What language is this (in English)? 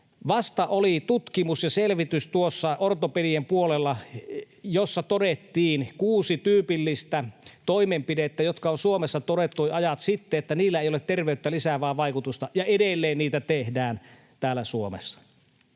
Finnish